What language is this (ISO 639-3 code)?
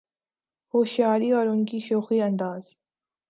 urd